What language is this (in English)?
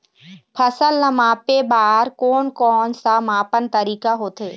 Chhattisgarhi